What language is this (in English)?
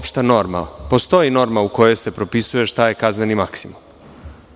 Serbian